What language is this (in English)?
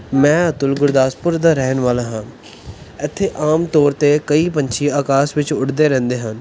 Punjabi